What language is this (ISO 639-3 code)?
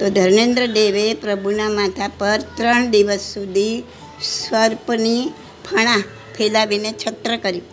guj